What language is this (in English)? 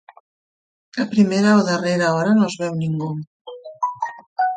Catalan